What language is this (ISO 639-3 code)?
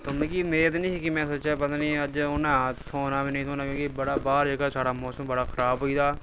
doi